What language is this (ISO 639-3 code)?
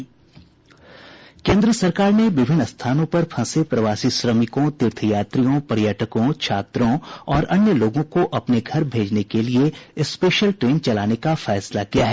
hin